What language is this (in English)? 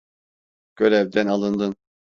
Turkish